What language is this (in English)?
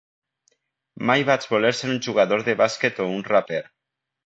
Catalan